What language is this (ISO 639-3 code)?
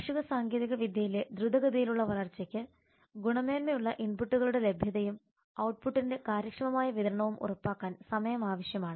mal